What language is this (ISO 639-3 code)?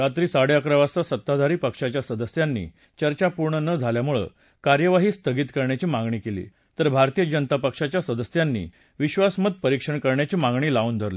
mar